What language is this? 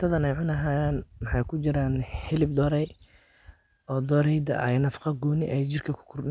Somali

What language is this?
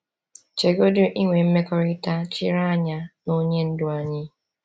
Igbo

